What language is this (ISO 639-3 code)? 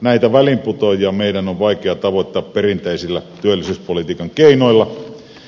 fin